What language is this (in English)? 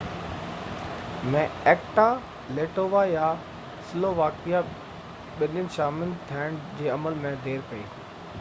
Sindhi